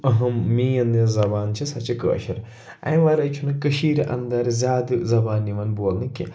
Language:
Kashmiri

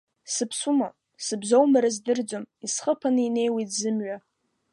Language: Abkhazian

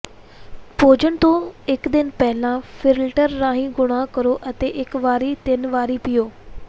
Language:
Punjabi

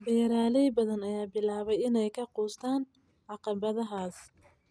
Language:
Somali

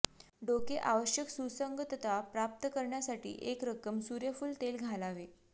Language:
Marathi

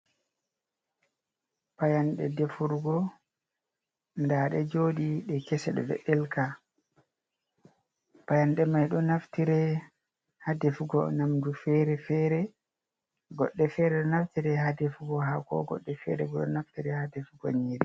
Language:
Fula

